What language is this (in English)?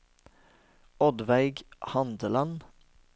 Norwegian